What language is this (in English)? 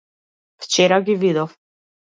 Macedonian